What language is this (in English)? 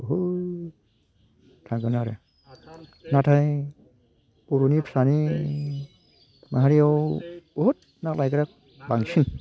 Bodo